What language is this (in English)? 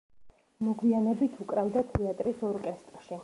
Georgian